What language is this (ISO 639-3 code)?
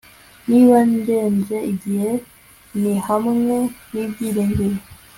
kin